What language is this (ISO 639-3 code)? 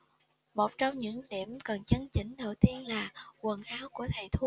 vie